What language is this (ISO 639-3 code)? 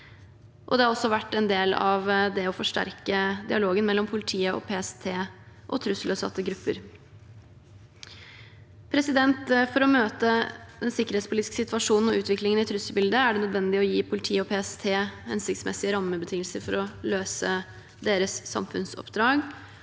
nor